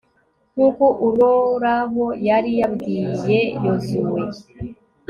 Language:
Kinyarwanda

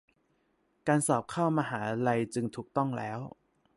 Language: Thai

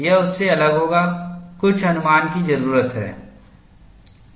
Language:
Hindi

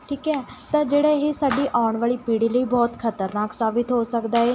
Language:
Punjabi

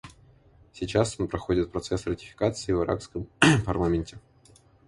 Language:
Russian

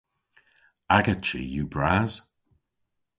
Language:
Cornish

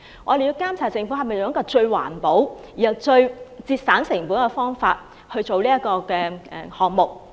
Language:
Cantonese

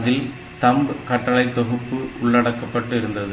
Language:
Tamil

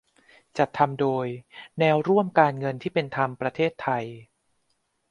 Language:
Thai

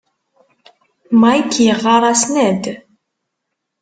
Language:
Kabyle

